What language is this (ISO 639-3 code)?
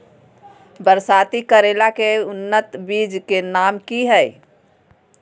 mag